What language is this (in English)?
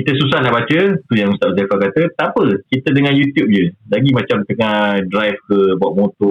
Malay